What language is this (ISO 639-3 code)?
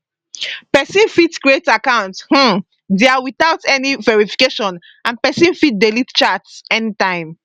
pcm